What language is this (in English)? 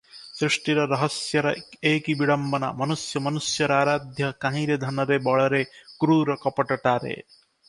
Odia